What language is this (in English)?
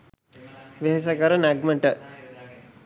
Sinhala